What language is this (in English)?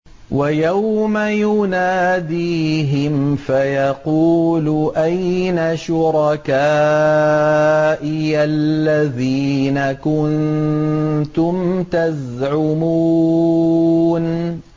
Arabic